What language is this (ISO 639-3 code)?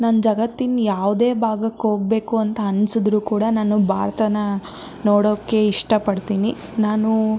kan